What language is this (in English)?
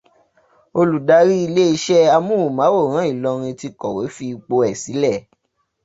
Yoruba